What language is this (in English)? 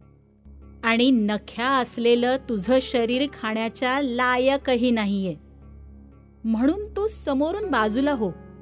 Marathi